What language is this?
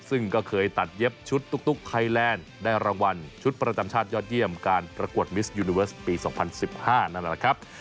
Thai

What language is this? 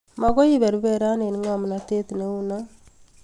Kalenjin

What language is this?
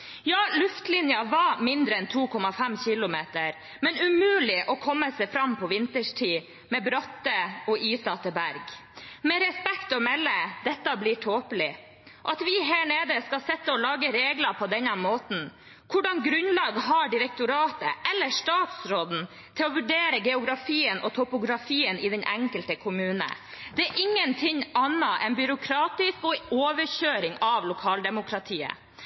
Norwegian Bokmål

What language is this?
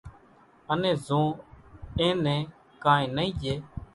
Kachi Koli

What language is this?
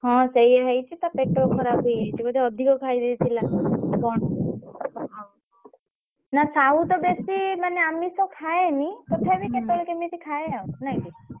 Odia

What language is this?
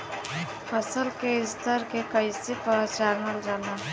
Bhojpuri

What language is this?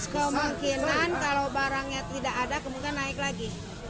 Indonesian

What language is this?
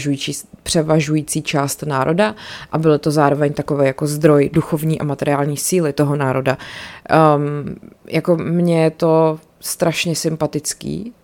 Czech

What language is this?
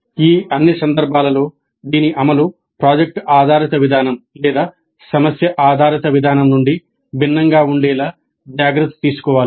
Telugu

